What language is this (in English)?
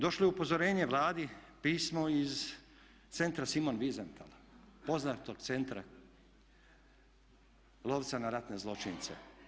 Croatian